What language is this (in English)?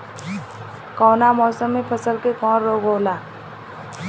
Bhojpuri